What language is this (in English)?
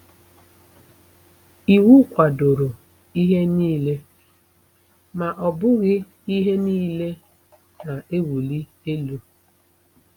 Igbo